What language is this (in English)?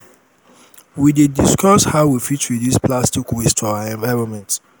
Nigerian Pidgin